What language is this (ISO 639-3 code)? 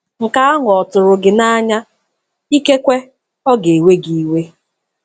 ibo